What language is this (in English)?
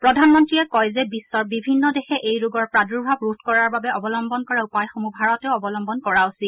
Assamese